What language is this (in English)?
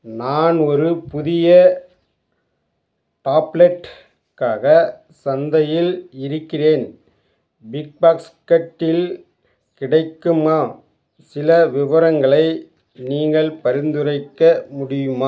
Tamil